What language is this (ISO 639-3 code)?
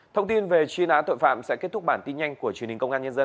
vie